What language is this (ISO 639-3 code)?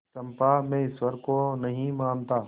hin